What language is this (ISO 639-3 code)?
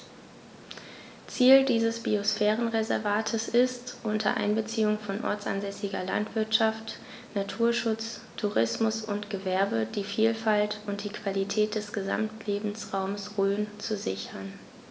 deu